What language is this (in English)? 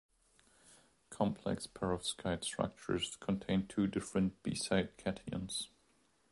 English